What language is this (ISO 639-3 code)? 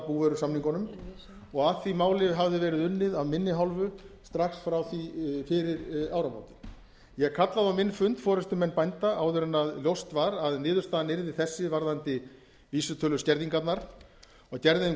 isl